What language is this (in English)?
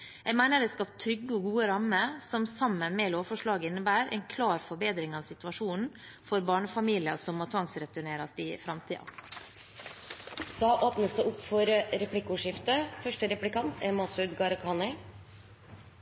Norwegian Bokmål